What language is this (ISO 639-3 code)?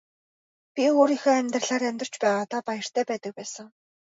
mon